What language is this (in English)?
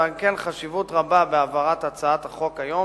Hebrew